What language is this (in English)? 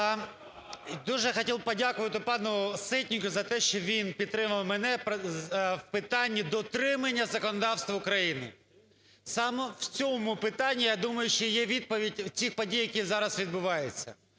Ukrainian